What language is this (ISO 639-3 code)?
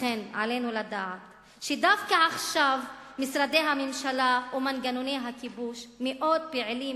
heb